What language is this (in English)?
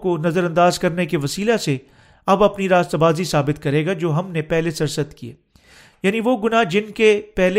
Urdu